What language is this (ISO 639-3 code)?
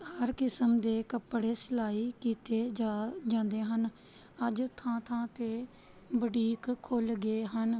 pan